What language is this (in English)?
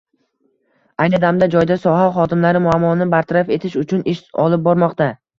Uzbek